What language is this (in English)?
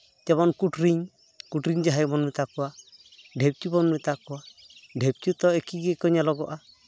Santali